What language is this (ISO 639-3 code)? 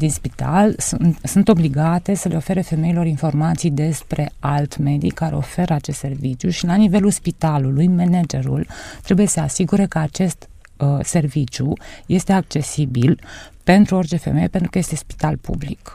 ron